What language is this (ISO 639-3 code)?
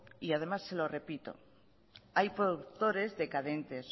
spa